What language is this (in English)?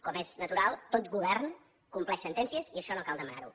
Catalan